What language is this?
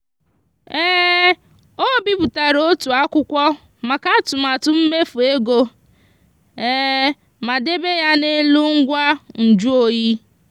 Igbo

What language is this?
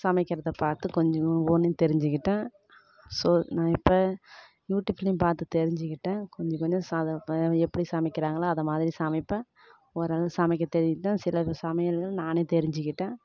Tamil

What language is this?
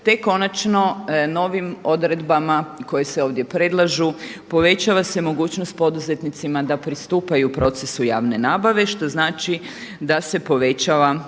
Croatian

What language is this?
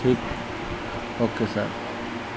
Odia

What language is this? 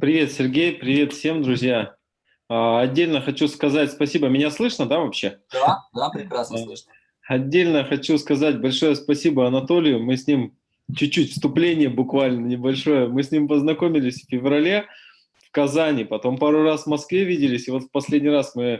Russian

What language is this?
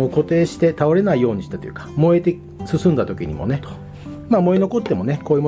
Japanese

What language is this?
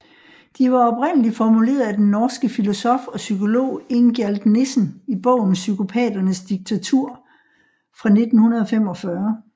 Danish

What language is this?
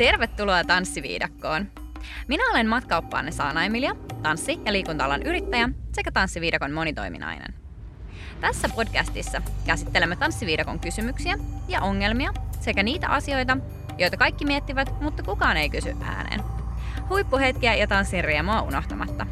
Finnish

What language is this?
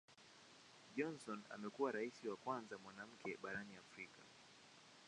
Swahili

